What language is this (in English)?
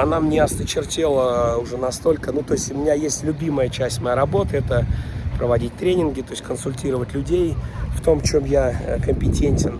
Russian